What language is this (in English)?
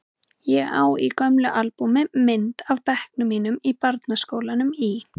Icelandic